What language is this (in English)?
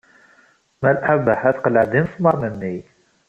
Kabyle